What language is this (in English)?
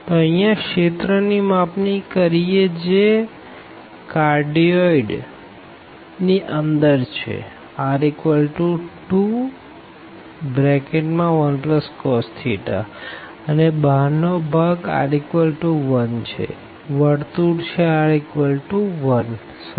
Gujarati